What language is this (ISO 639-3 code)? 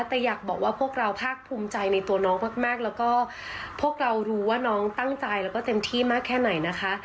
tha